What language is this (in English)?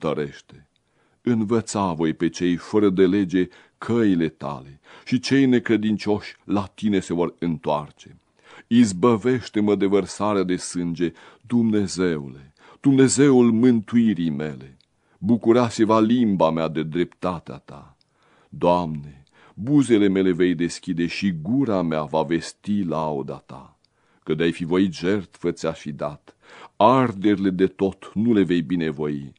Romanian